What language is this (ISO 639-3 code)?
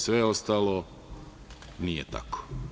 srp